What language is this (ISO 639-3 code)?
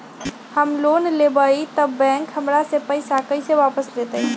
mag